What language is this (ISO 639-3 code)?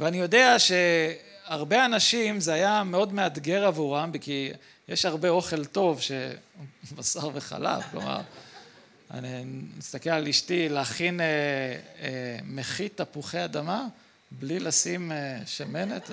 heb